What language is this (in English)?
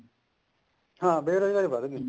Punjabi